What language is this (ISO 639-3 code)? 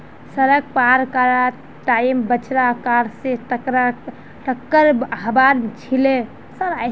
mag